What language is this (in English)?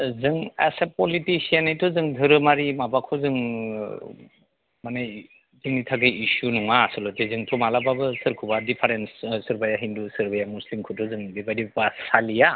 Bodo